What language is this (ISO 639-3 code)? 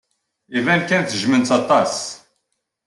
kab